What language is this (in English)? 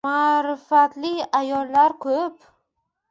Uzbek